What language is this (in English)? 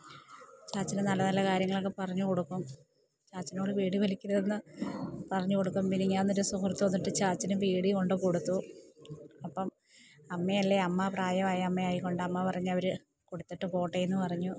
Malayalam